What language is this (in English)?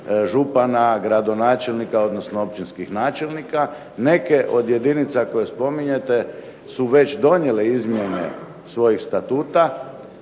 Croatian